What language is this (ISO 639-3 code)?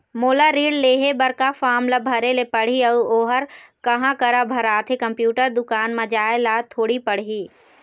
hne